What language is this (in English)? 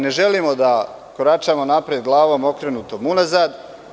Serbian